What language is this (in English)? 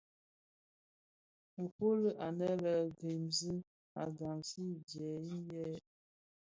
Bafia